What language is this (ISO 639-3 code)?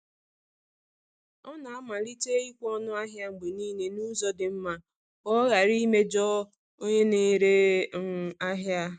ibo